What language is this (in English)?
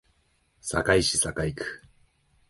Japanese